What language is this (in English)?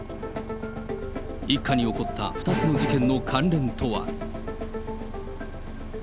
Japanese